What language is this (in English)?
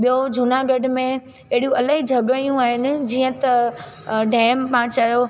Sindhi